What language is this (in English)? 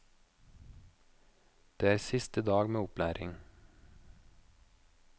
Norwegian